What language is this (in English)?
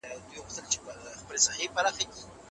Pashto